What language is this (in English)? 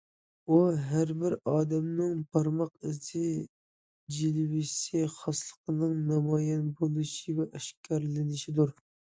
Uyghur